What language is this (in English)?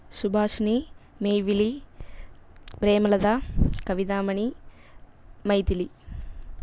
Tamil